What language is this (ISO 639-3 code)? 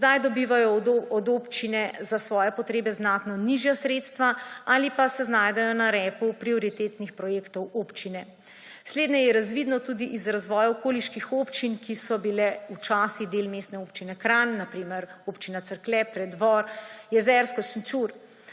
slv